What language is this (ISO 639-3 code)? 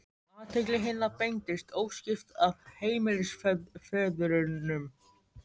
isl